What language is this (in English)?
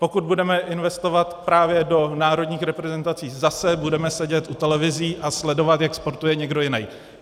Czech